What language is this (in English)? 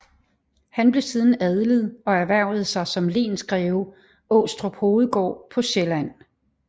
Danish